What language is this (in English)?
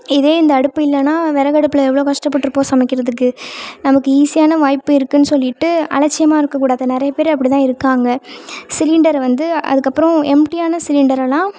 Tamil